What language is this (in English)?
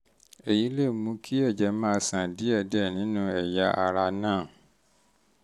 Yoruba